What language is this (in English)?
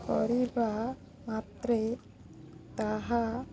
Odia